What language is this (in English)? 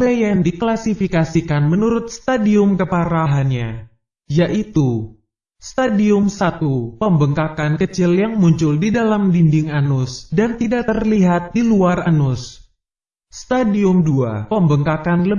Indonesian